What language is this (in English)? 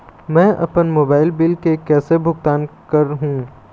Chhattisgarhi